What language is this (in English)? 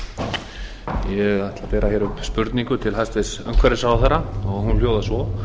Icelandic